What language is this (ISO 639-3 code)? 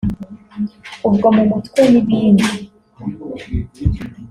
kin